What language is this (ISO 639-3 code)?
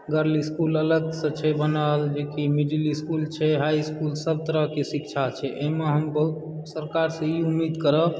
mai